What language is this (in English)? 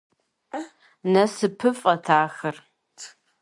Kabardian